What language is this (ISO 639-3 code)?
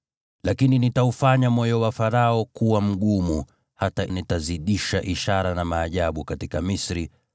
swa